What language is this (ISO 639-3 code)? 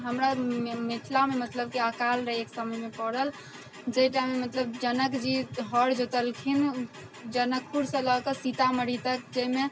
mai